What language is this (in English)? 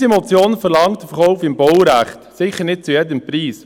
Swiss German